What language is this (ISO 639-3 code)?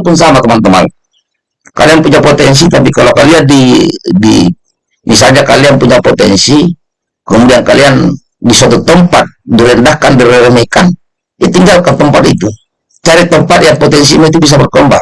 ind